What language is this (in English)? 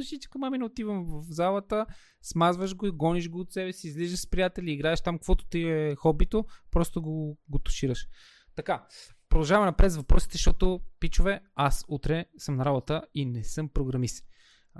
Bulgarian